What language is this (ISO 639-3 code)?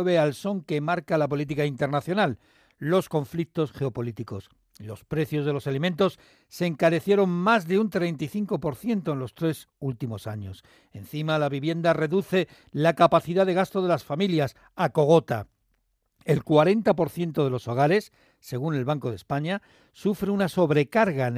spa